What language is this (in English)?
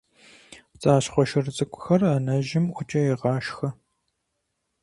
Kabardian